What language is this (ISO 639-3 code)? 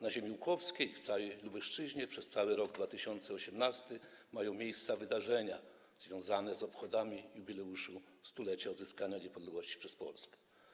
pol